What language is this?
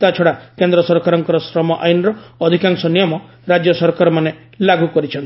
Odia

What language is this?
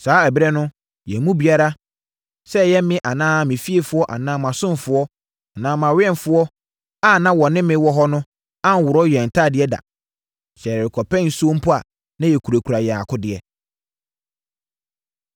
Akan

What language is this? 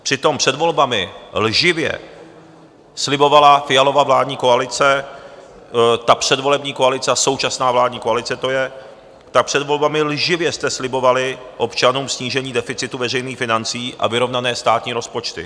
Czech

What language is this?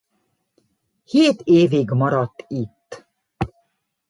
Hungarian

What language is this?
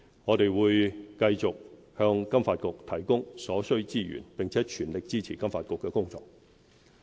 Cantonese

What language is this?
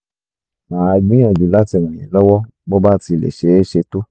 Yoruba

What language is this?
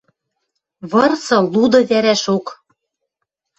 Western Mari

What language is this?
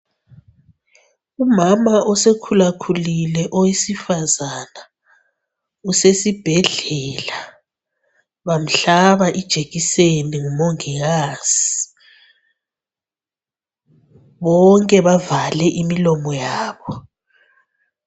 North Ndebele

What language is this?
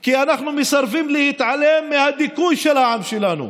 Hebrew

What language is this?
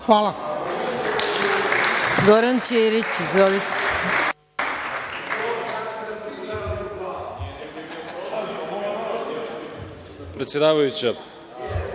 Serbian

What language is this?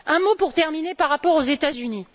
French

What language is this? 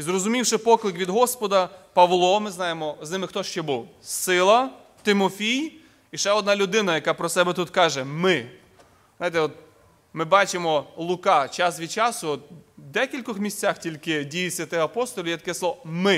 Ukrainian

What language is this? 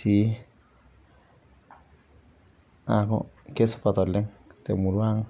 Masai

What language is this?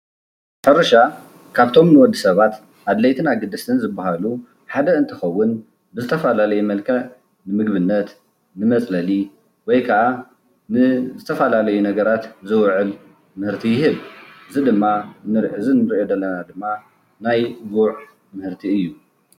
Tigrinya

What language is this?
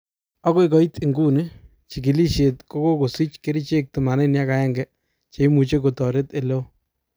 Kalenjin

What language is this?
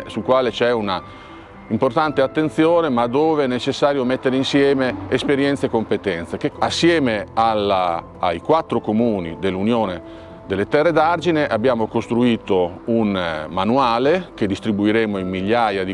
Italian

